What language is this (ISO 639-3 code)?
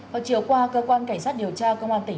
vie